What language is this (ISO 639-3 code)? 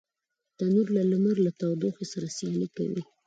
pus